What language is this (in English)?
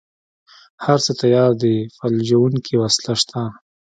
Pashto